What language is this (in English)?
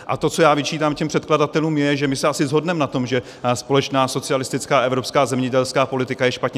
Czech